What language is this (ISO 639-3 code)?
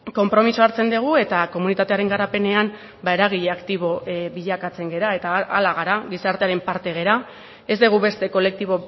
eus